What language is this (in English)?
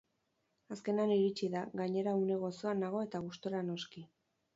Basque